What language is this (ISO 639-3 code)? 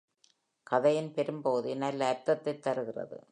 tam